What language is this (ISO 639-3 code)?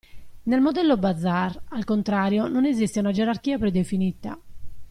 ita